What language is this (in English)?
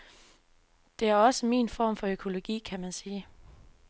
Danish